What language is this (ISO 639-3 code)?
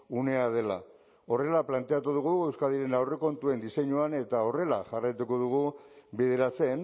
eus